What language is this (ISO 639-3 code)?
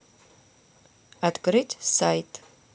rus